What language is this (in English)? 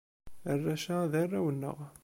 Kabyle